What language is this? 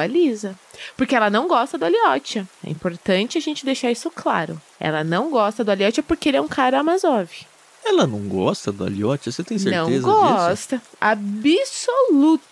Portuguese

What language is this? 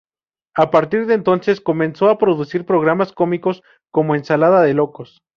Spanish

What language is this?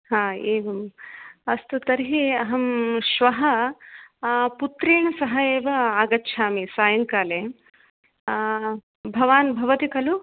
Sanskrit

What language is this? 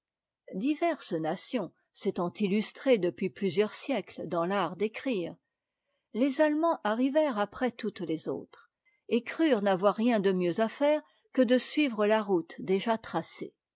French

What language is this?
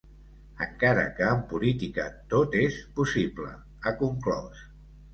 Catalan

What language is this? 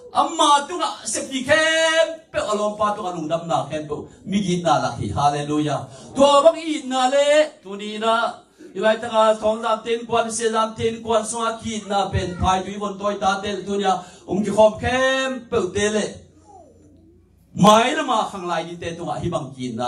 Thai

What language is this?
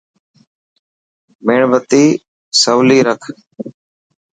Dhatki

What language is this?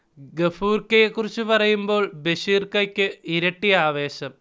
Malayalam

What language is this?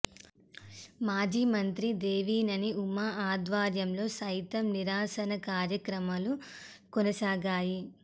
Telugu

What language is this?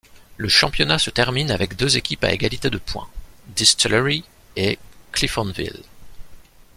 French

